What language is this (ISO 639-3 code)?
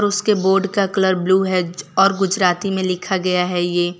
hin